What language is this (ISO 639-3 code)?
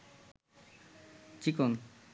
ben